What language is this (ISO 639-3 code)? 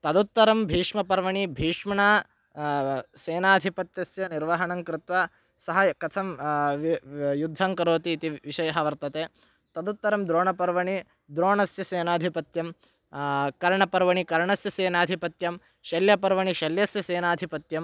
san